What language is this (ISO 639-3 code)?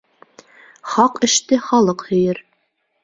bak